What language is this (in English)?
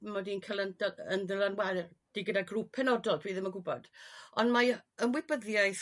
Welsh